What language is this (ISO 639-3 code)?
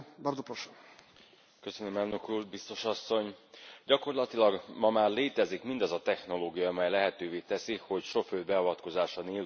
hun